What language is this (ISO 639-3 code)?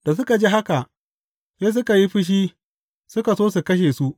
hau